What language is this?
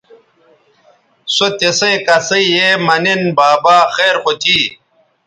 Bateri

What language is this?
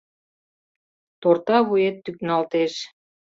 Mari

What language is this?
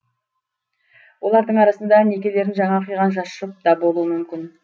Kazakh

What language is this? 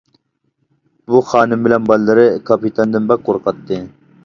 Uyghur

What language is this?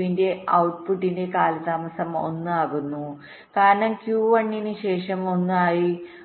Malayalam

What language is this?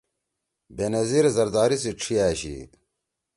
Torwali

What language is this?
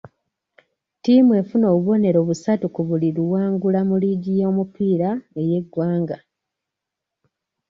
Ganda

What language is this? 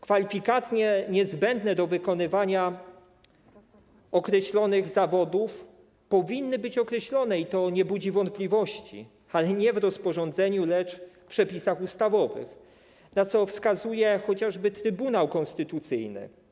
Polish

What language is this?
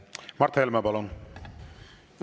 Estonian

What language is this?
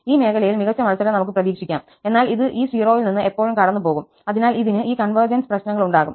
Malayalam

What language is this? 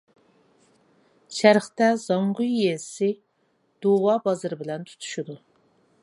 Uyghur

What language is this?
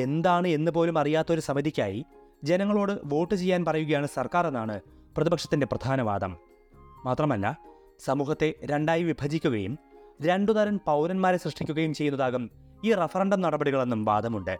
Malayalam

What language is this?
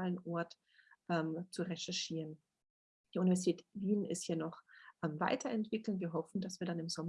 German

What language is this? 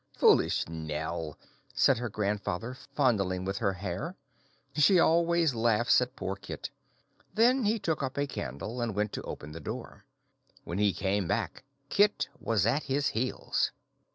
English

